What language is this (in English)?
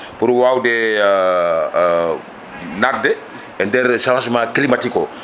Fula